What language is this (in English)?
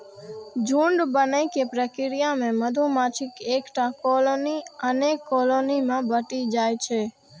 Maithili